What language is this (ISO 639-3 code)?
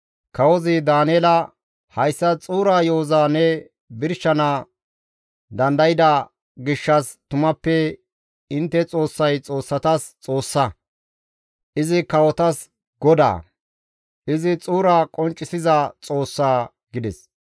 gmv